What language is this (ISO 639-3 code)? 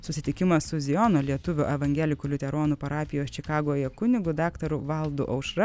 lit